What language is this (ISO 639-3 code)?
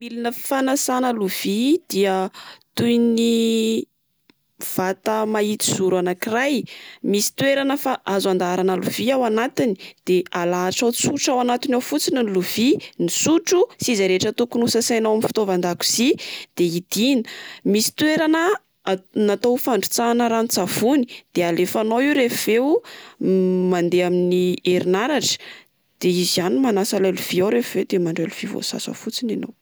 mlg